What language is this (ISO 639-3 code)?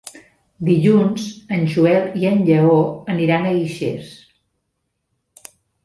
cat